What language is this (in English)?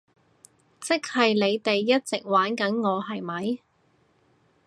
Cantonese